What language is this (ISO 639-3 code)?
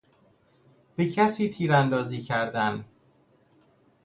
fas